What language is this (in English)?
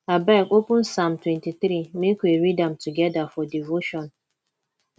Nigerian Pidgin